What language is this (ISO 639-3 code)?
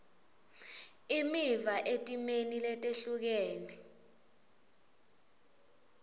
ssw